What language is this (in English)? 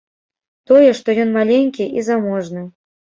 Belarusian